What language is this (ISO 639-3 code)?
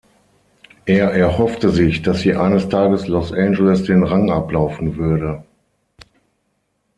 deu